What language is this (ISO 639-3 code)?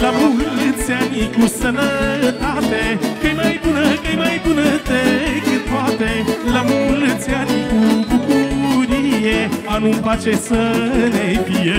ron